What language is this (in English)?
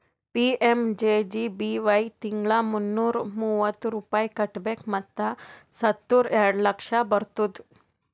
Kannada